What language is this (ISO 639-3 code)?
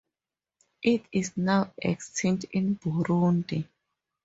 eng